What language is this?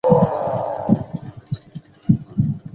Chinese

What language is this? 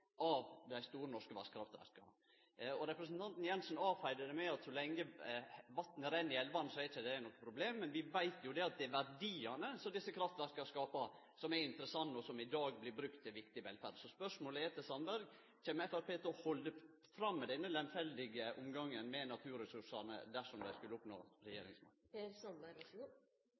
Norwegian Nynorsk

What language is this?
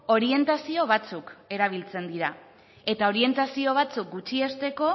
Basque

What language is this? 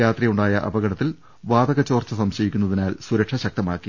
Malayalam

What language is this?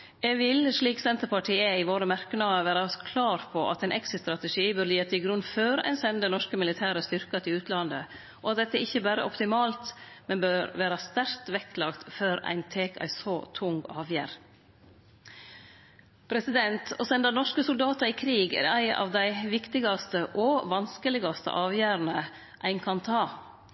Norwegian Nynorsk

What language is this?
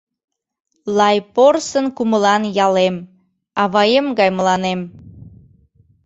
Mari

